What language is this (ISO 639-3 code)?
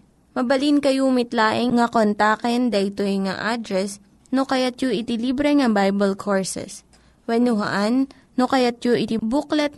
fil